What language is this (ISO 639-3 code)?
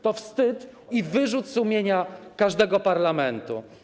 pol